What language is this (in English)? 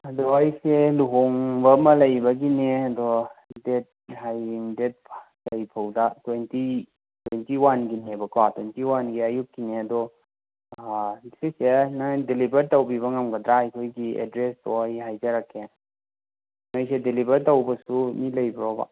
Manipuri